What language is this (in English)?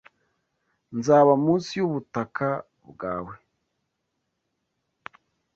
Kinyarwanda